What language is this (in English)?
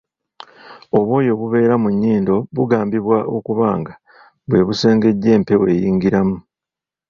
Ganda